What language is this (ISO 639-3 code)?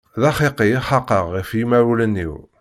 kab